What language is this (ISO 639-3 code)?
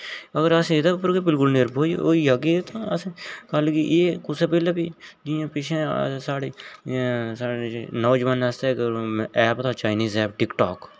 doi